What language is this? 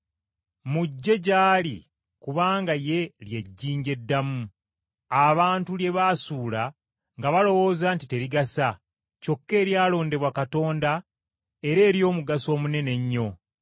Ganda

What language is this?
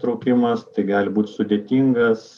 Lithuanian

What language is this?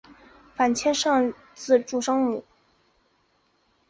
Chinese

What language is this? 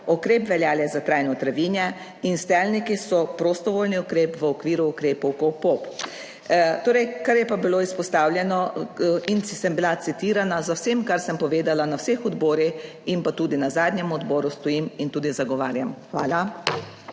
Slovenian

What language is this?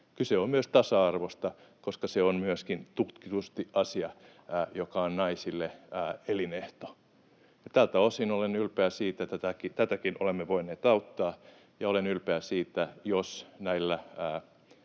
Finnish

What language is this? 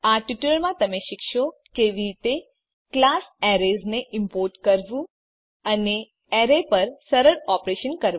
Gujarati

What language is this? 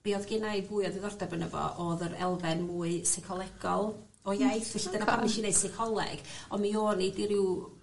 Welsh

